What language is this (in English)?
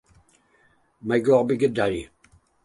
Welsh